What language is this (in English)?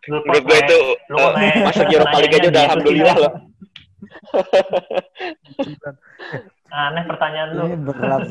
Indonesian